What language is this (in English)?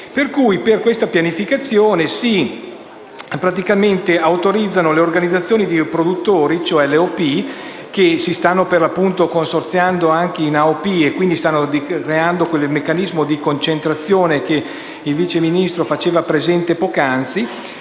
Italian